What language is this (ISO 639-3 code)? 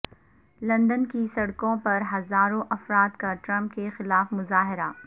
urd